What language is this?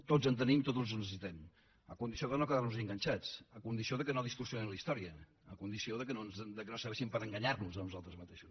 Catalan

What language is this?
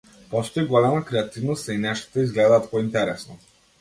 Macedonian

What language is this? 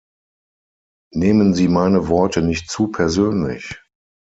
German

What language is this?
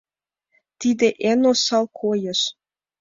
Mari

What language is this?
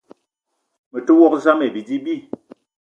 Eton (Cameroon)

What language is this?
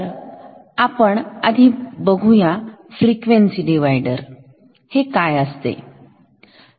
Marathi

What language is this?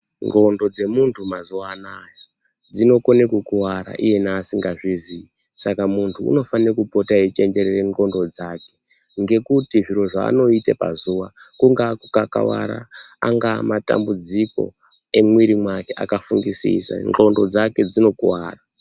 Ndau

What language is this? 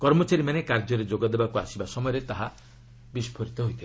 Odia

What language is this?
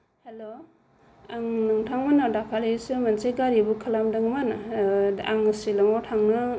Bodo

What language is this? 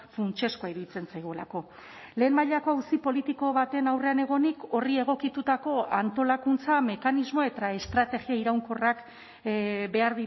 Basque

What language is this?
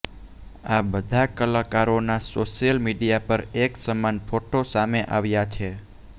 Gujarati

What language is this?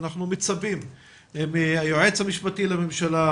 Hebrew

